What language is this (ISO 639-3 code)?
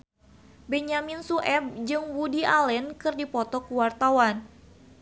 sun